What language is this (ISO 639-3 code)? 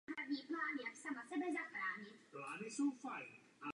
ces